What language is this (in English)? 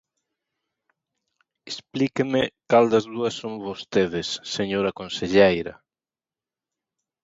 Galician